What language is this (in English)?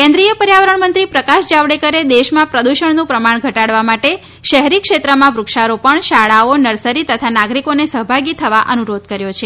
Gujarati